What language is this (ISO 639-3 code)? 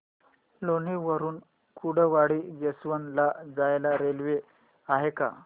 mar